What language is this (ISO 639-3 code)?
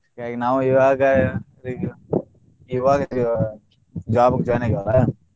kan